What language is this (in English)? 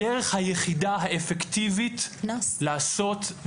Hebrew